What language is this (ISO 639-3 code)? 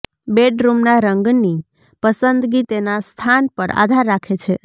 guj